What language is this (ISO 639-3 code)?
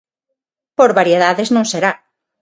glg